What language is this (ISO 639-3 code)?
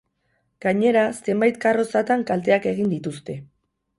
eus